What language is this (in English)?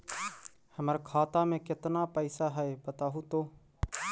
Magahi